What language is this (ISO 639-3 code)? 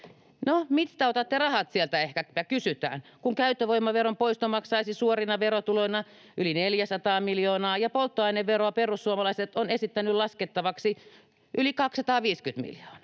fin